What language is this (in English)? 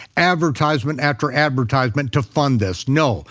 English